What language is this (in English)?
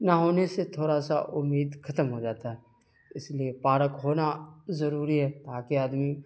Urdu